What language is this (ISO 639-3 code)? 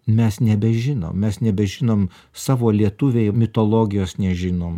lit